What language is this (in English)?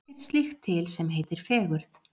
Icelandic